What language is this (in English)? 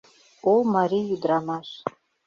Mari